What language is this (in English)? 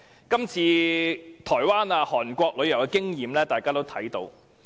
Cantonese